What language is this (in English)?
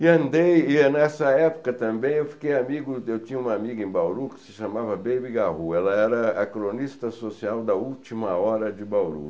Portuguese